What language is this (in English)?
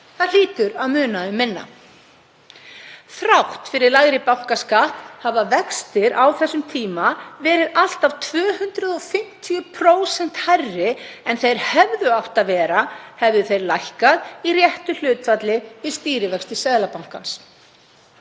Icelandic